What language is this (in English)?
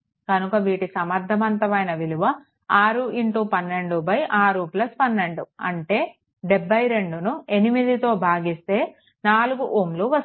Telugu